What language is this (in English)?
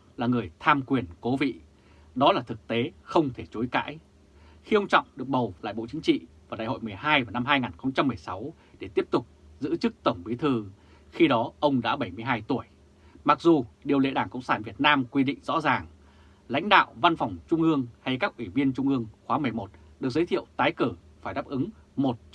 Vietnamese